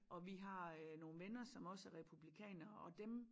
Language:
Danish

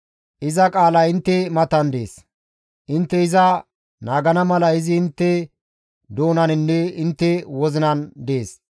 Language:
Gamo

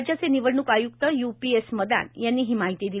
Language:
Marathi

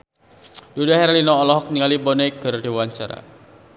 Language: Sundanese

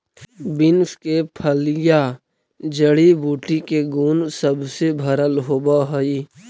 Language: Magahi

